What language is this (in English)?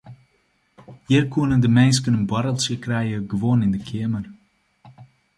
Western Frisian